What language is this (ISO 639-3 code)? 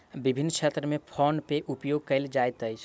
mai